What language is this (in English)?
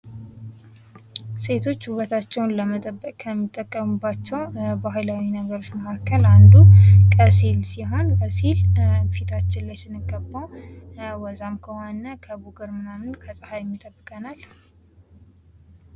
Amharic